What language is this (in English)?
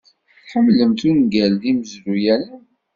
Kabyle